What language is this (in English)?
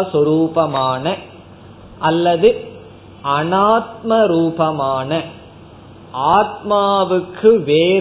Tamil